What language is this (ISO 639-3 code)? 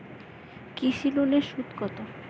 ben